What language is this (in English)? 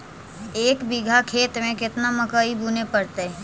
Magahi